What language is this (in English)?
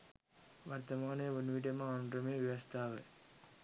Sinhala